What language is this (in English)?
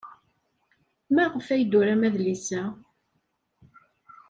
Kabyle